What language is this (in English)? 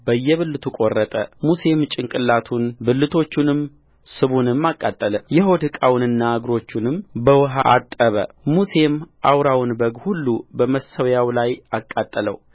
Amharic